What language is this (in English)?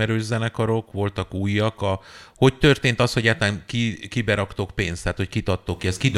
Hungarian